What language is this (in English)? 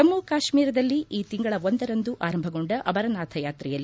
Kannada